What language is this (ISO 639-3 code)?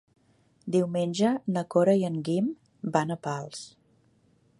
cat